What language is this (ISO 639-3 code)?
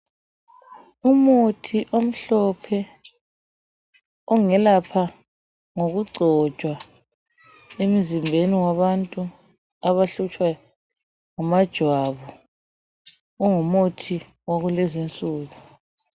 nde